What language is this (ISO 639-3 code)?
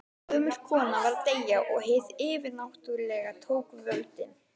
isl